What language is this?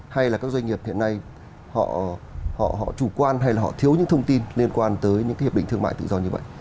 Vietnamese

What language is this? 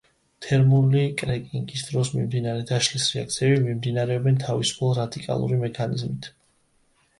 Georgian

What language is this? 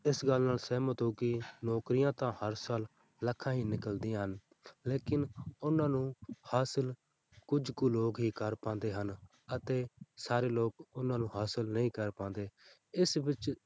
Punjabi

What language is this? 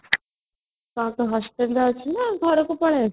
Odia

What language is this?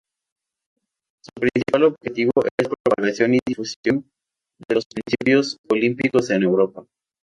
Spanish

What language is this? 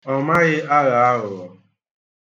Igbo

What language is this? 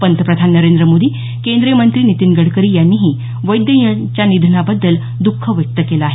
Marathi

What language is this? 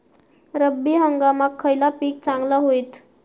Marathi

